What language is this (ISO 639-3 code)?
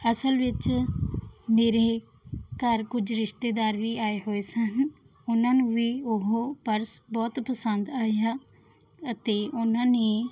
pan